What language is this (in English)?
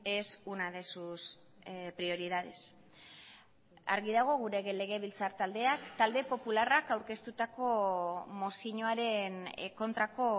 Basque